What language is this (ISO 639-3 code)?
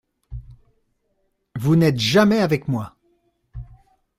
fra